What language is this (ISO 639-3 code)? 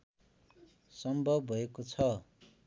nep